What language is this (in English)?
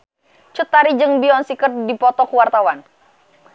Sundanese